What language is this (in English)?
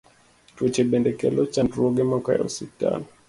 Luo (Kenya and Tanzania)